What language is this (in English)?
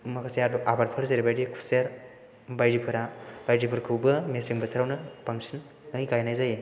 Bodo